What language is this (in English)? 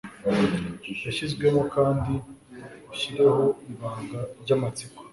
Kinyarwanda